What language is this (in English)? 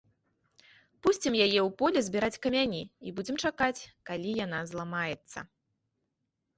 Belarusian